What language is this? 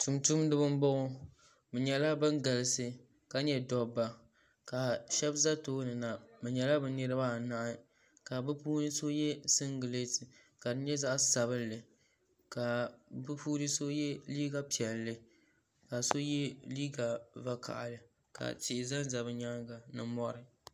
Dagbani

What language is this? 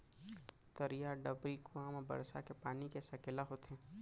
Chhattisgarhi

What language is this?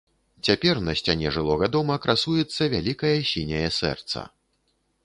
Belarusian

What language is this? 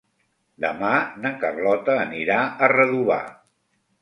Catalan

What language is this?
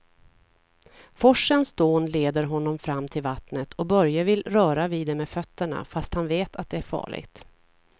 Swedish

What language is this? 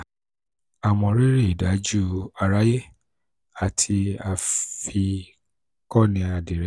Yoruba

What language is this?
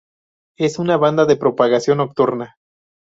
Spanish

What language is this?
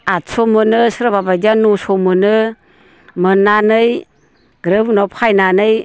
Bodo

